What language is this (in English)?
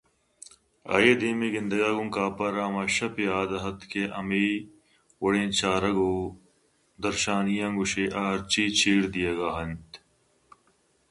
Eastern Balochi